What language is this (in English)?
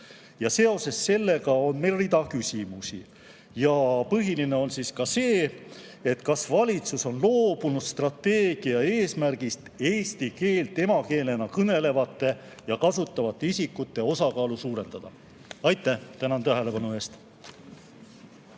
Estonian